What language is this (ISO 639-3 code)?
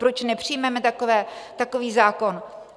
ces